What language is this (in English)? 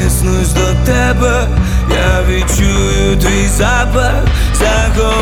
Ukrainian